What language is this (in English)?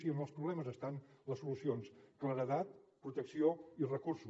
Catalan